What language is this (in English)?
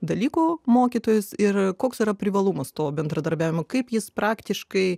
Lithuanian